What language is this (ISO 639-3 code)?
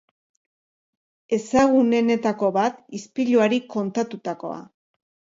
eus